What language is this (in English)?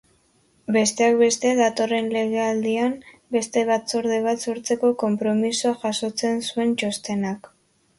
Basque